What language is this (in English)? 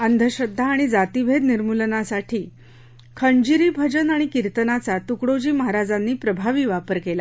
Marathi